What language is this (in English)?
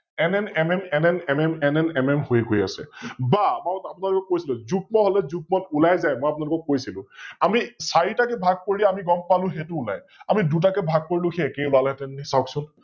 Assamese